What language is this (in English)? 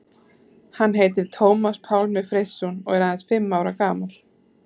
Icelandic